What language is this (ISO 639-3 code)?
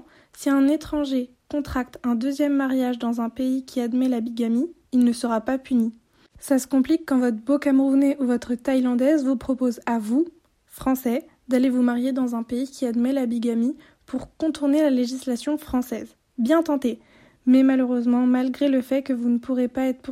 fra